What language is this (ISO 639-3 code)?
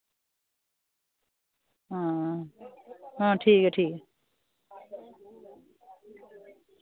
doi